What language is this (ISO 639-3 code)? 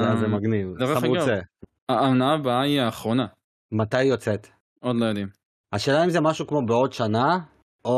heb